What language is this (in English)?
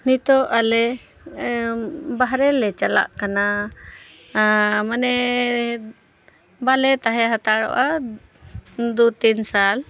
Santali